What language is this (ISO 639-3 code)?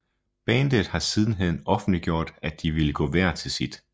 dan